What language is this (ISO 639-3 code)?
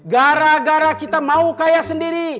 ind